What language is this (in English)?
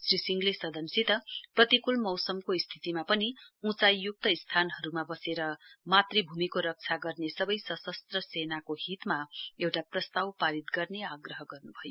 Nepali